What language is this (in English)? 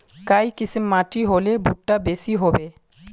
Magahi